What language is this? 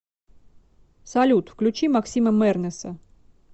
Russian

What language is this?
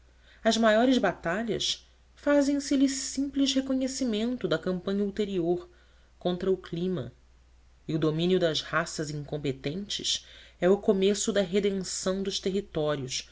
Portuguese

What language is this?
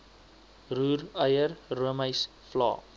Afrikaans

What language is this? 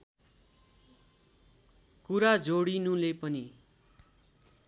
Nepali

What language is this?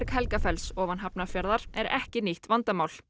Icelandic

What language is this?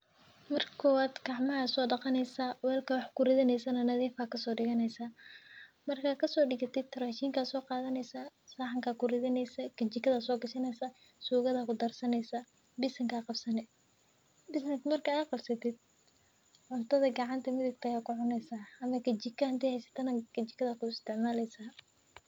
Somali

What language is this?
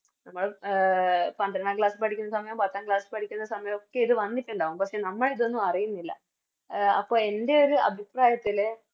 Malayalam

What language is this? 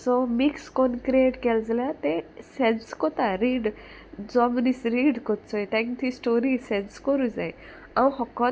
Konkani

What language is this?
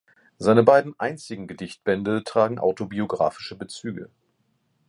German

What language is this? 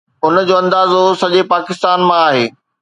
Sindhi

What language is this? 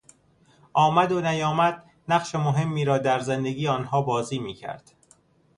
Persian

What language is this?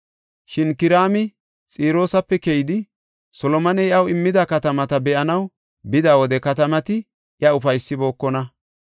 Gofa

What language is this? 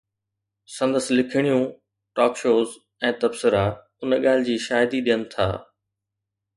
Sindhi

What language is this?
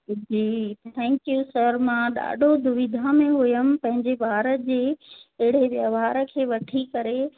Sindhi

